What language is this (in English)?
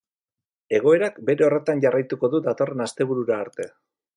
Basque